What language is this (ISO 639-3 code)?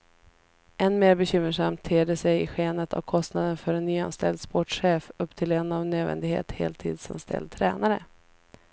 swe